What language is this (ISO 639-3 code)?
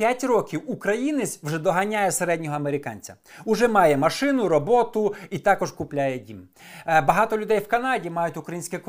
ukr